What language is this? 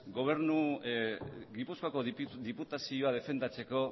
Basque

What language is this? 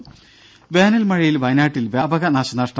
Malayalam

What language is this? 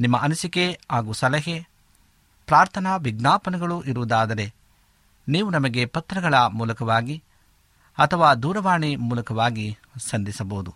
Kannada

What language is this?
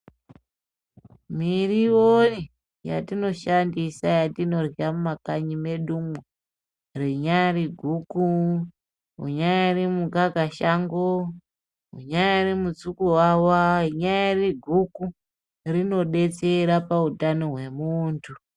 Ndau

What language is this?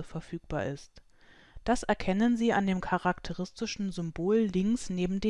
German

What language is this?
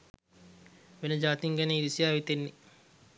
Sinhala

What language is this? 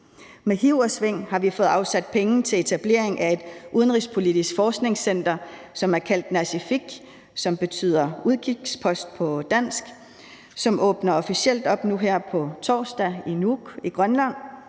Danish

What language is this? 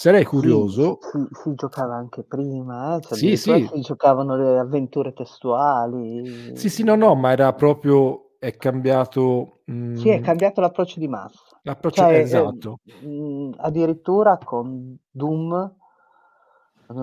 Italian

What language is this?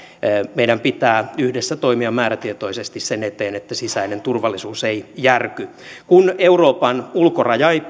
Finnish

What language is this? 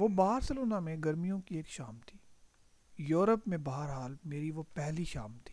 Urdu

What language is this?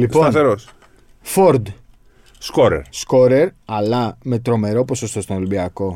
Greek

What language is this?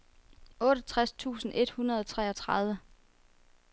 Danish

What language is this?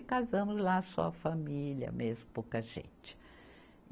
Portuguese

